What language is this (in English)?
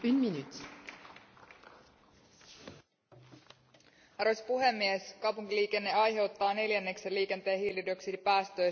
Finnish